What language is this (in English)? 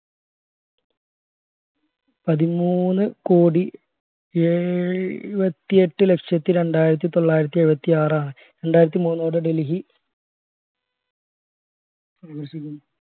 Malayalam